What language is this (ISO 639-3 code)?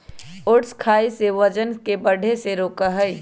mag